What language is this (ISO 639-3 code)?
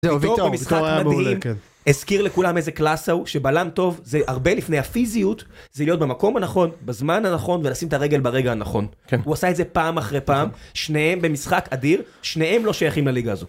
heb